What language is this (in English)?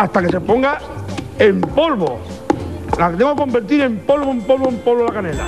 Spanish